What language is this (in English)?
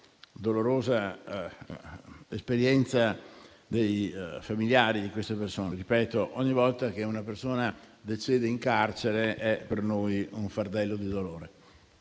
Italian